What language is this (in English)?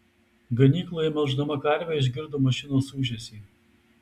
Lithuanian